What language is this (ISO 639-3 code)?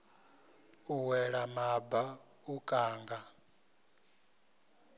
ven